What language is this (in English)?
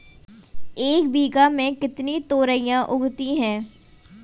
Hindi